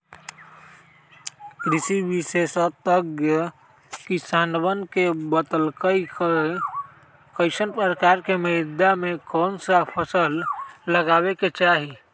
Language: Magahi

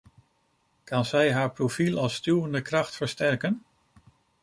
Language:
Dutch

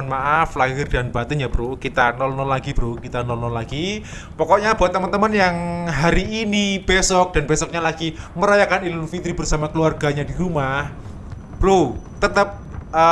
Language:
Indonesian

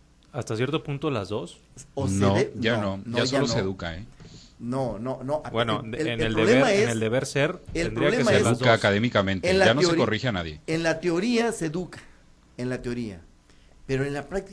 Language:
Spanish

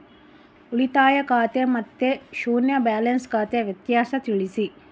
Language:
Kannada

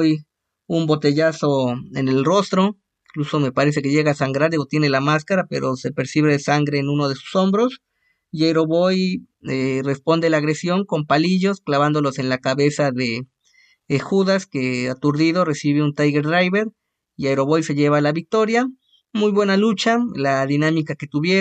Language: Spanish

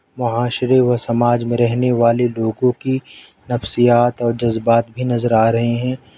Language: Urdu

